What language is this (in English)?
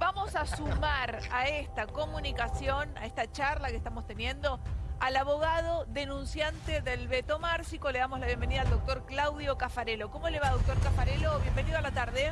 Spanish